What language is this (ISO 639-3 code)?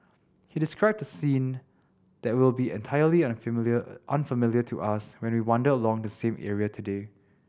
eng